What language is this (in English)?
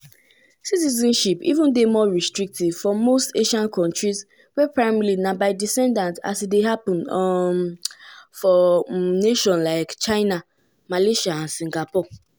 Nigerian Pidgin